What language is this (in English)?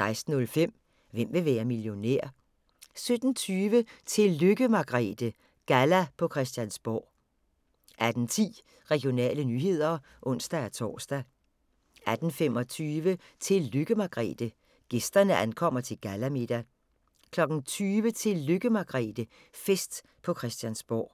Danish